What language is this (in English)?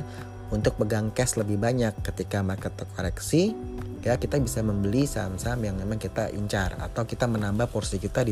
Indonesian